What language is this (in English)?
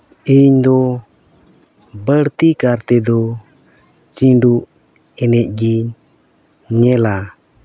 Santali